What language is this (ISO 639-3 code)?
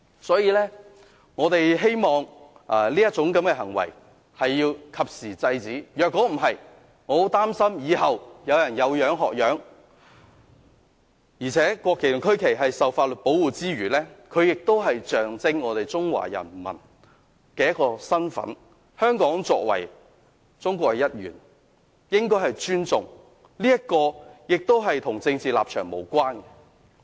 yue